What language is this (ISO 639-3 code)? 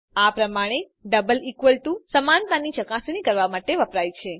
guj